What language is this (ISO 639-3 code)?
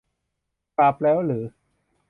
tha